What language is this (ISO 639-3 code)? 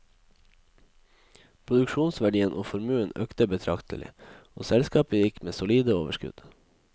nor